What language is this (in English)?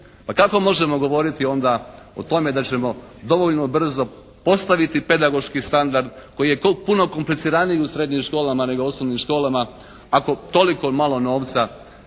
Croatian